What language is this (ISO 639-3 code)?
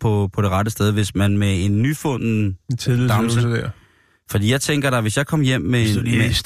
dan